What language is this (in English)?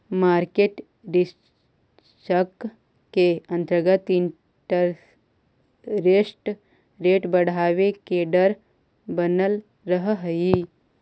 Magahi